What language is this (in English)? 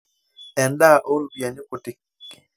Masai